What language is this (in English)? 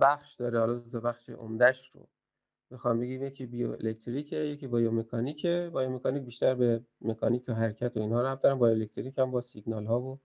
Persian